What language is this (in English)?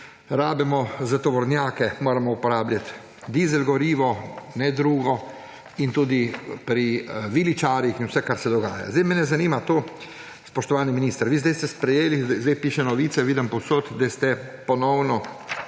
Slovenian